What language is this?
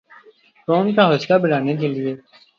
Urdu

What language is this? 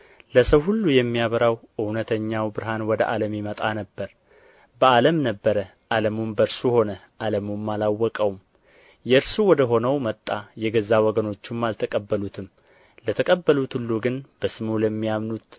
Amharic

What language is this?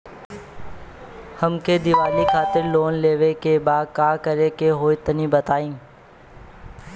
Bhojpuri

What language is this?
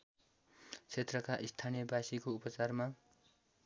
Nepali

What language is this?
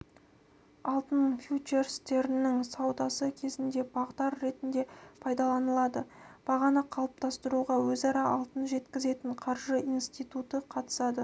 Kazakh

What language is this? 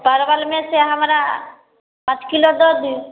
Maithili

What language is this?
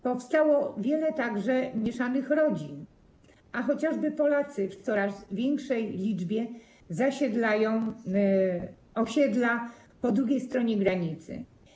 Polish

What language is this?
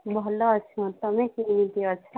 Odia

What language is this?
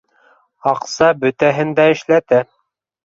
Bashkir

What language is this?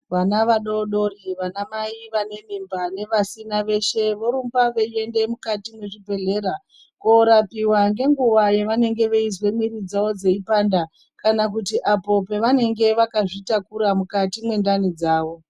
Ndau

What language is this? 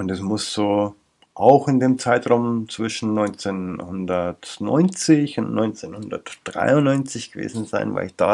German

